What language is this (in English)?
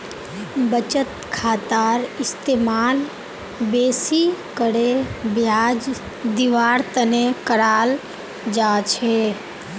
Magahi